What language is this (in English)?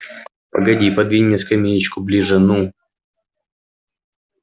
Russian